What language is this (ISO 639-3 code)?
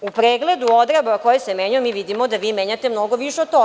srp